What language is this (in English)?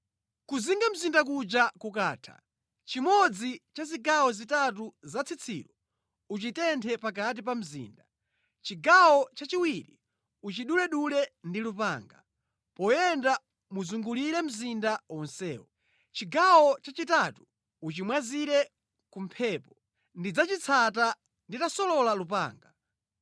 Nyanja